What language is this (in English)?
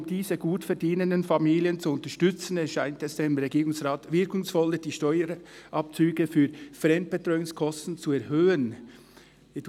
Swiss German